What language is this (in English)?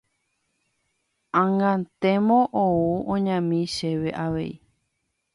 Guarani